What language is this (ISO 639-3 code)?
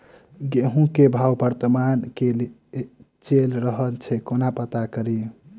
mai